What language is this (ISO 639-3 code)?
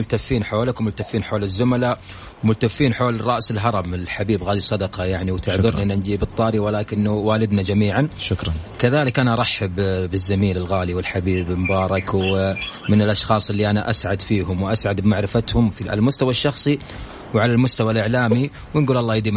ara